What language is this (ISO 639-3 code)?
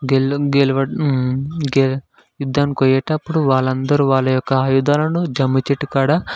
tel